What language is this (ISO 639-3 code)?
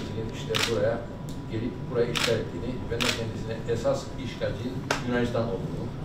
tur